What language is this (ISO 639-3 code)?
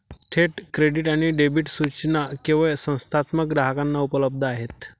mar